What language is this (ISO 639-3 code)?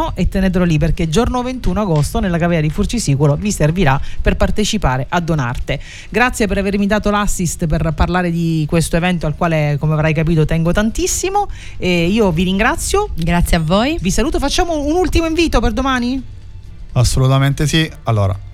ita